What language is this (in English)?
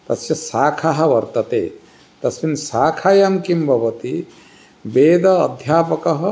Sanskrit